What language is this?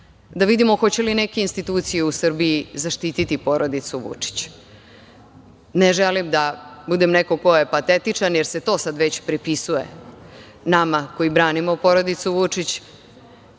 Serbian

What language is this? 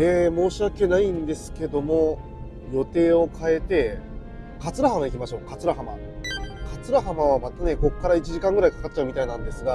Japanese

